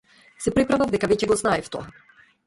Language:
Macedonian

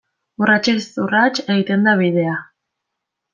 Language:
Basque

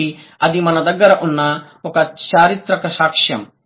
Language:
Telugu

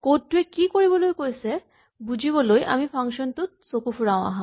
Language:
Assamese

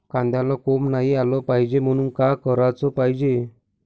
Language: Marathi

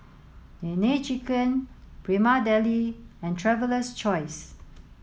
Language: English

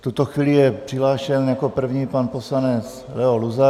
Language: Czech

